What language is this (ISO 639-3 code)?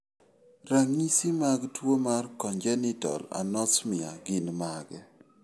luo